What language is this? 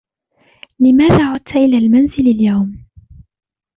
Arabic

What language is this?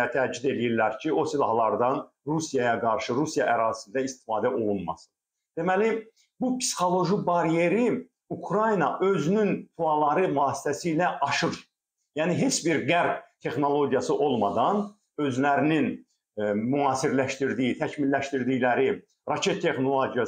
Turkish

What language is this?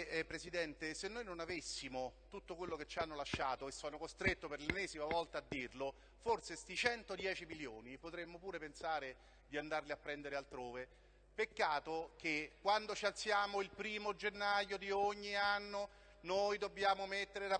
Italian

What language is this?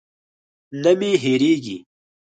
Pashto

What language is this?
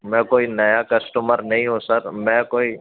Urdu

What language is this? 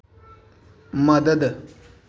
Dogri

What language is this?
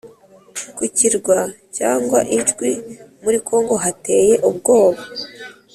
Kinyarwanda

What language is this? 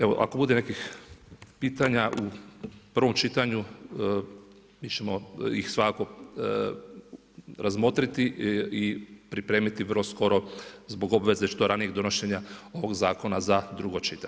Croatian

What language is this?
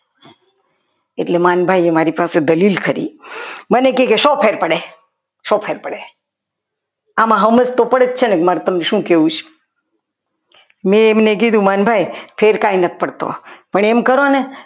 Gujarati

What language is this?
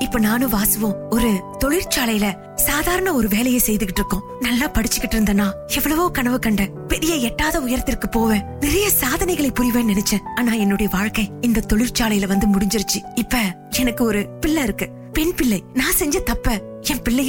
Tamil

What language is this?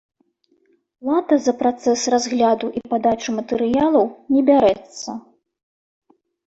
Belarusian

